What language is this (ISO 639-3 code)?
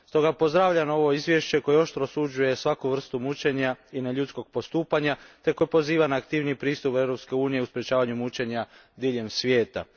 hrv